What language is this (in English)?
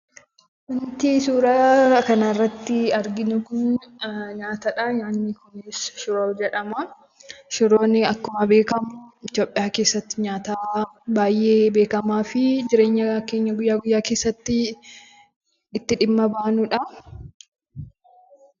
Oromo